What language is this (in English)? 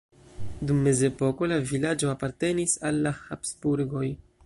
Esperanto